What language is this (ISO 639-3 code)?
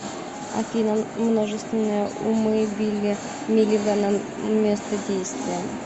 rus